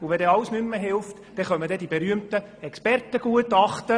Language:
Swiss German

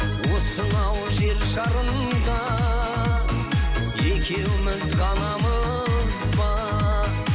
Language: Kazakh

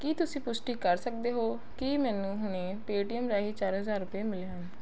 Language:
Punjabi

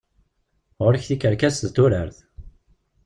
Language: Kabyle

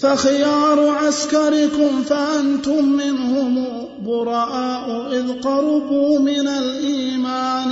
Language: Arabic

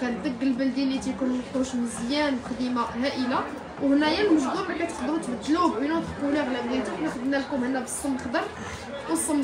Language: Arabic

